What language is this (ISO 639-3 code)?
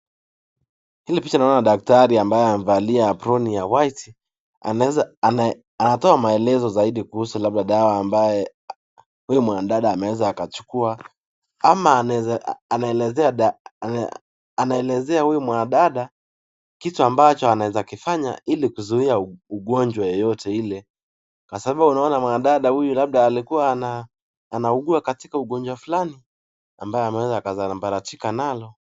swa